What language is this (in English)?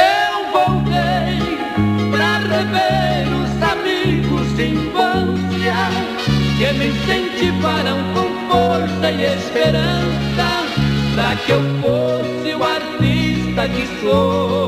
Portuguese